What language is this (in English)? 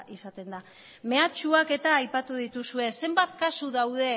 Basque